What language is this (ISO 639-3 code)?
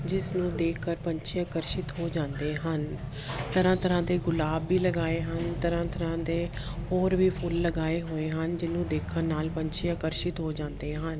pan